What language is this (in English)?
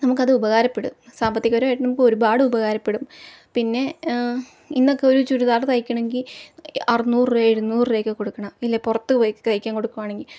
Malayalam